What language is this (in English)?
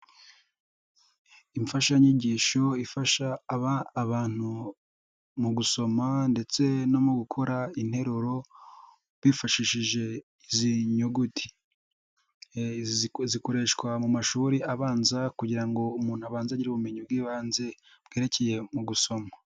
Kinyarwanda